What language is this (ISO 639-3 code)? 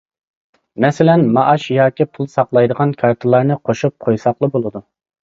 uig